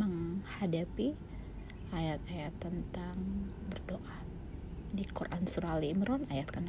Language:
Indonesian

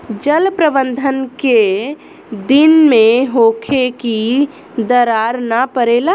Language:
Bhojpuri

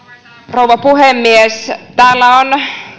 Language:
Finnish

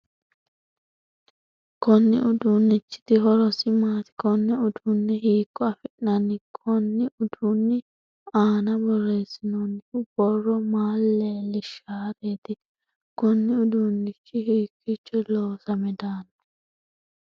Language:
Sidamo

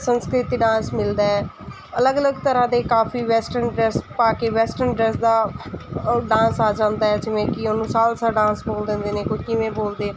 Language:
Punjabi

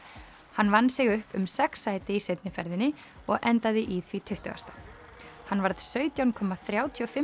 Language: Icelandic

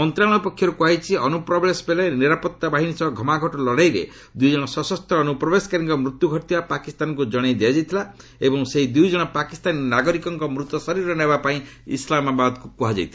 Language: Odia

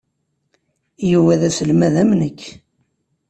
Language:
Kabyle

